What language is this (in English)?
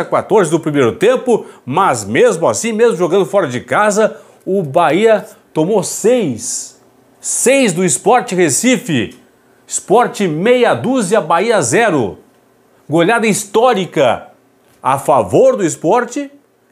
Portuguese